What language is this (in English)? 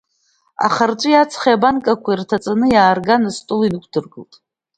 Abkhazian